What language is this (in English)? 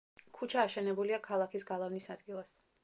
Georgian